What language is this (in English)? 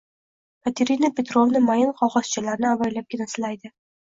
Uzbek